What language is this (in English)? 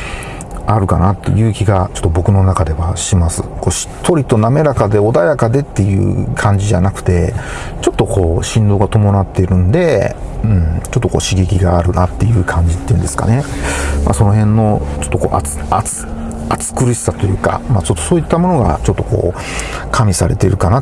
Japanese